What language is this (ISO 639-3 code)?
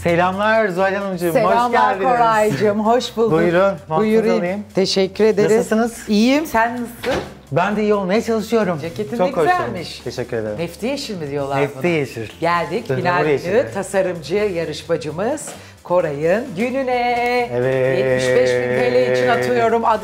tur